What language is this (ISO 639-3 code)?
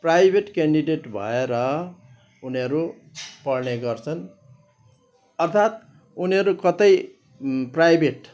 nep